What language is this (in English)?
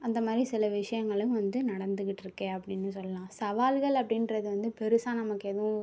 Tamil